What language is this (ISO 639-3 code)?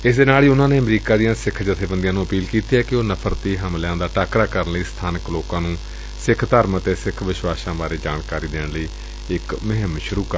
pan